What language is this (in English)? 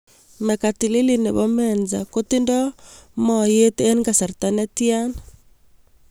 Kalenjin